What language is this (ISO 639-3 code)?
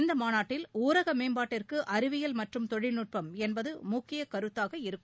tam